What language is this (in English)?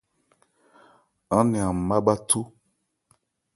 Ebrié